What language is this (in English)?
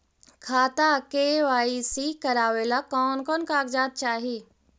Magahi